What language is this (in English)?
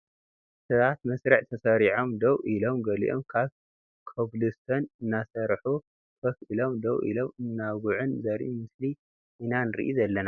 Tigrinya